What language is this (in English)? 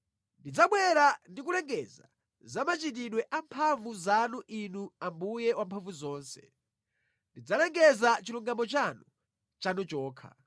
Nyanja